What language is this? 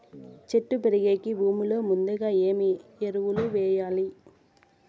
Telugu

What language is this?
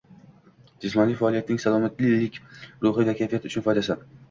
Uzbek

